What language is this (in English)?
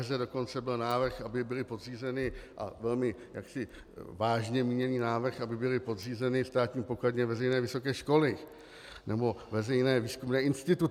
Czech